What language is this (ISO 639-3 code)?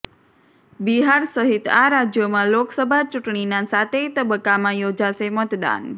guj